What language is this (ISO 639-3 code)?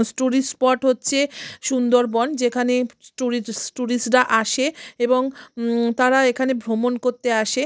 ben